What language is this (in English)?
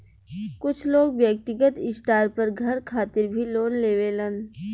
Bhojpuri